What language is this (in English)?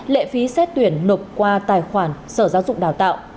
Vietnamese